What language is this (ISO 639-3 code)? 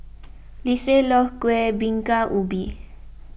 eng